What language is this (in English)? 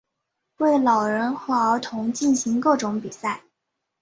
Chinese